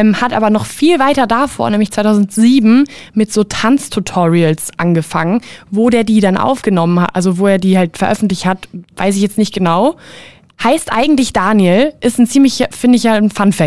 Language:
German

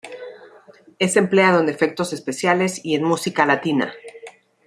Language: Spanish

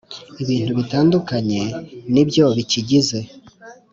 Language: Kinyarwanda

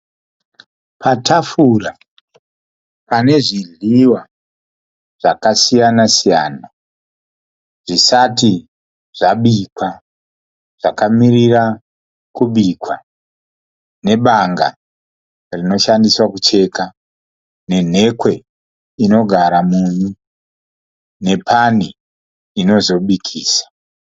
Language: Shona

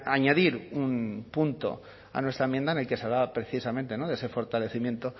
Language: Spanish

